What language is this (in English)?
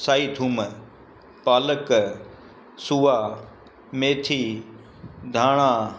Sindhi